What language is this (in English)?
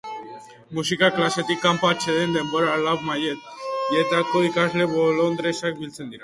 Basque